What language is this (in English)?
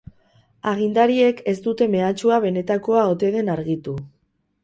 Basque